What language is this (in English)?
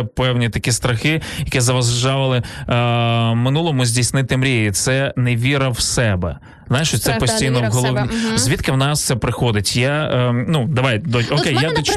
Ukrainian